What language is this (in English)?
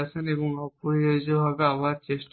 Bangla